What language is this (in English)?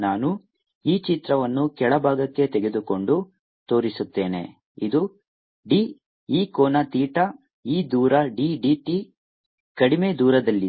Kannada